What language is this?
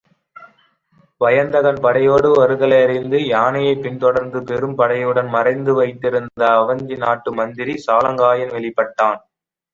Tamil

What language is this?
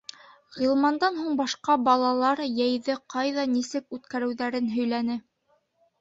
Bashkir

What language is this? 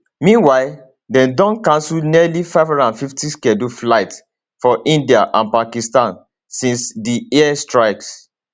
Nigerian Pidgin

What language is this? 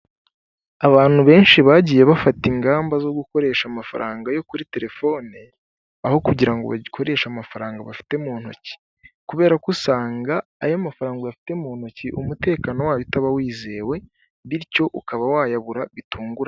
Kinyarwanda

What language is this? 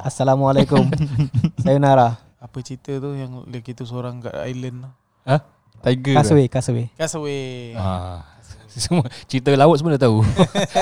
Malay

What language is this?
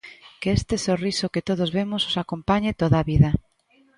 Galician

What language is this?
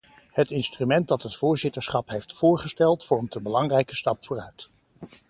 Dutch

